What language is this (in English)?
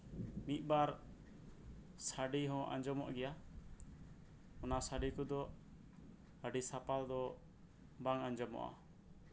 Santali